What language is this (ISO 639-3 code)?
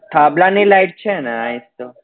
guj